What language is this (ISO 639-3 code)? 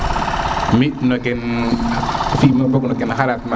srr